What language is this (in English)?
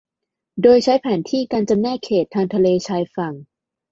Thai